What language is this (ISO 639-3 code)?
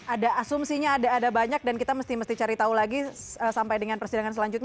ind